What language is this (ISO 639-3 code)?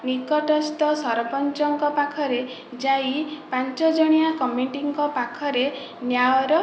ori